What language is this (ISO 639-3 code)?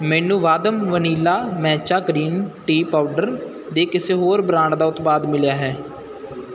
pan